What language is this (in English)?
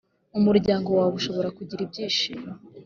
Kinyarwanda